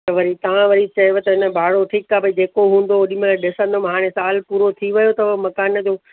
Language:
Sindhi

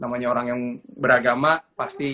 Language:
Indonesian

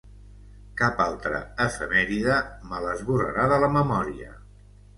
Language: Catalan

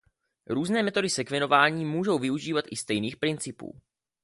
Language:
Czech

